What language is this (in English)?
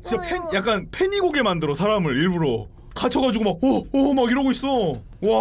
Korean